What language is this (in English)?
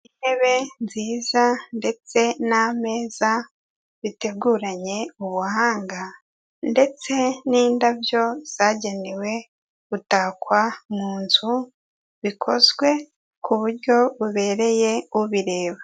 Kinyarwanda